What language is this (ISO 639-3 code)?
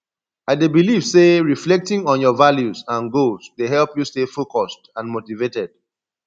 pcm